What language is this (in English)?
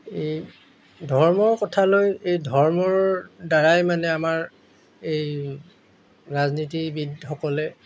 Assamese